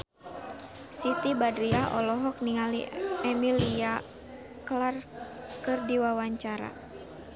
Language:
Sundanese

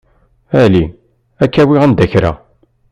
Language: Kabyle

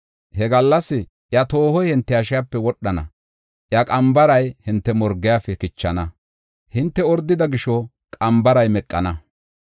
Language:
Gofa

